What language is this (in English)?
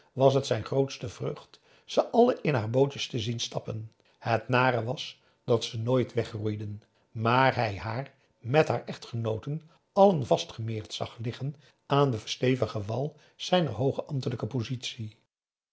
Dutch